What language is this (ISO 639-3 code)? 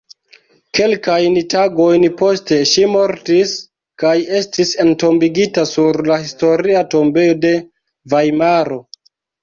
epo